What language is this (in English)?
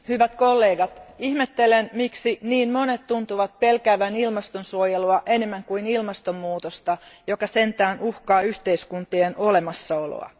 Finnish